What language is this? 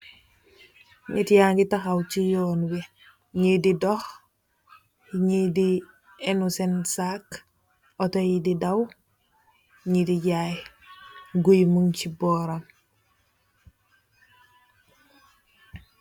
Wolof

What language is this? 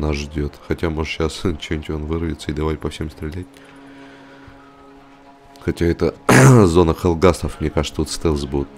Russian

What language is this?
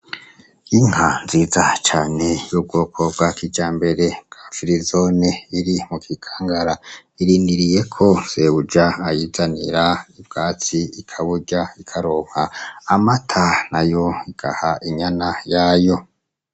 Rundi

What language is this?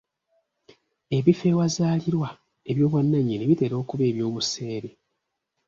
Ganda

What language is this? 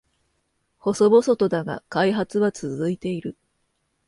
Japanese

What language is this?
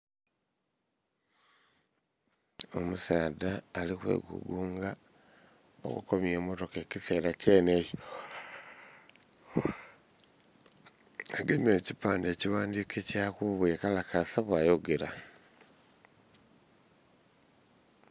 Soga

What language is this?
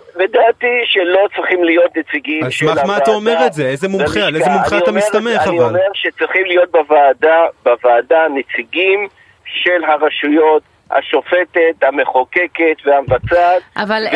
Hebrew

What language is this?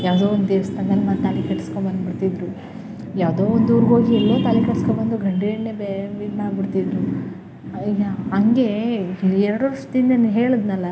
Kannada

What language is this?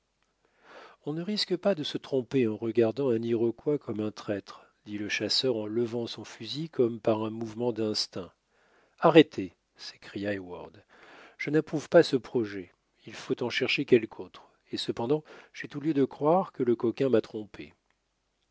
French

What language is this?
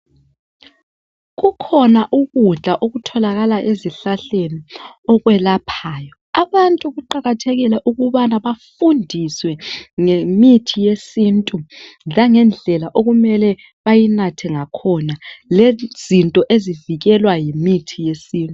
North Ndebele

